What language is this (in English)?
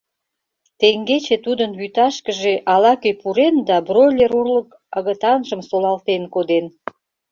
Mari